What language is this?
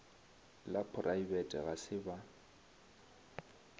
Northern Sotho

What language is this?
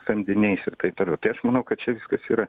Lithuanian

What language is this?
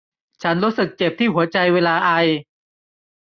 Thai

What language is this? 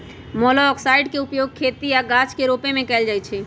Magahi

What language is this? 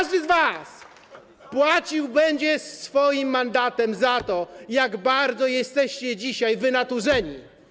Polish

